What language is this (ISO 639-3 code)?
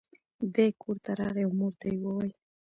pus